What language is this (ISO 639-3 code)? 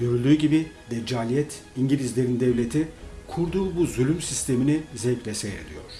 tur